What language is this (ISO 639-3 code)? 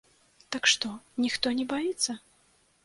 bel